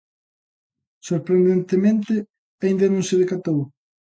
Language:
Galician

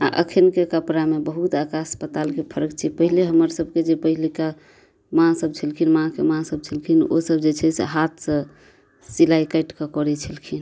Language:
Maithili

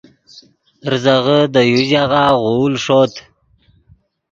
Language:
Yidgha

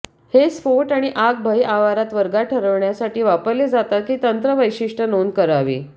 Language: Marathi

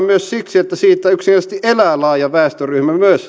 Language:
Finnish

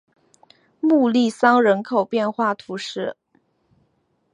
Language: Chinese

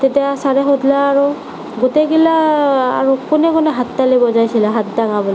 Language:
Assamese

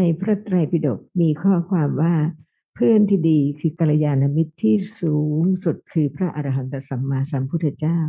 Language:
Thai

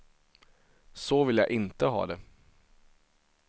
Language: Swedish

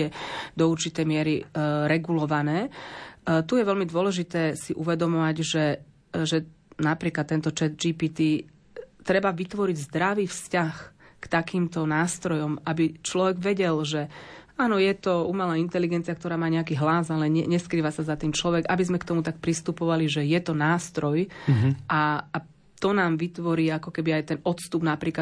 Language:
Slovak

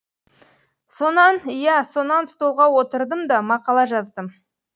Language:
Kazakh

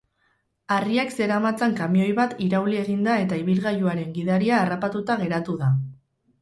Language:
Basque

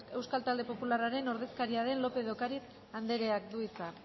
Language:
Basque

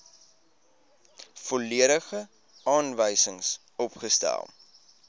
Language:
Afrikaans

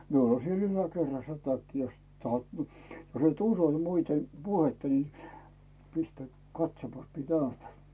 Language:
Finnish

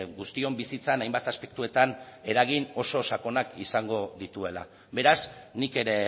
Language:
Basque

